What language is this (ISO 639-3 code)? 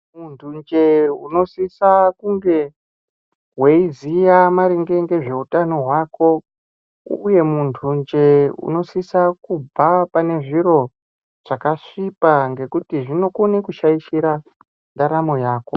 ndc